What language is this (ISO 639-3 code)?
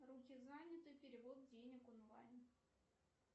rus